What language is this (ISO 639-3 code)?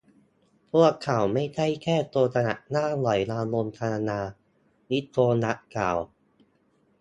tha